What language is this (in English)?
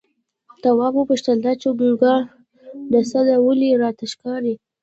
Pashto